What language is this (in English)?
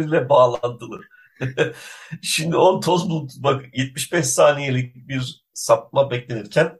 Turkish